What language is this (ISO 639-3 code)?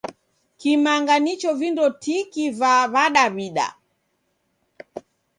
dav